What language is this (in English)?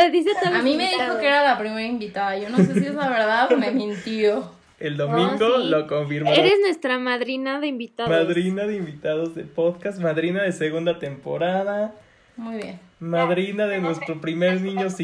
Spanish